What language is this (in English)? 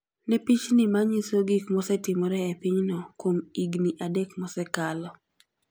Luo (Kenya and Tanzania)